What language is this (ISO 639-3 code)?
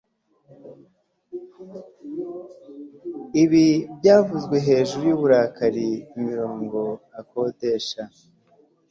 kin